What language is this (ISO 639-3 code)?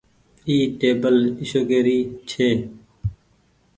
gig